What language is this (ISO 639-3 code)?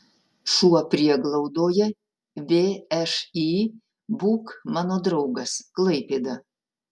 lit